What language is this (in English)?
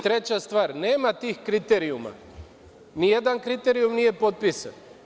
Serbian